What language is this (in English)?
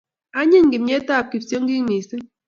Kalenjin